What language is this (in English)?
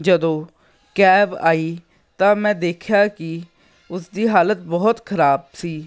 Punjabi